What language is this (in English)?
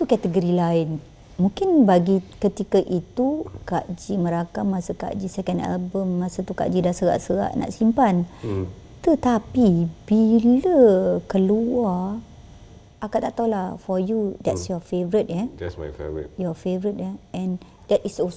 Malay